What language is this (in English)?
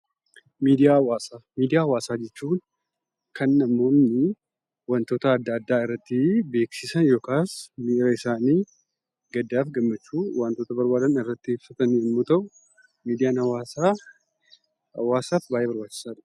Oromo